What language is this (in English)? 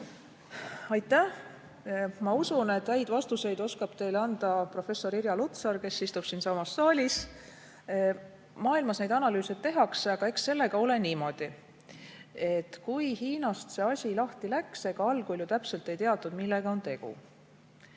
Estonian